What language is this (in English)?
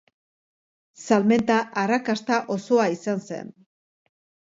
Basque